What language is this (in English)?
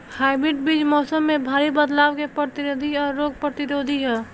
Bhojpuri